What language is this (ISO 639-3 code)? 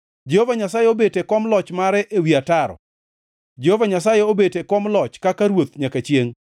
luo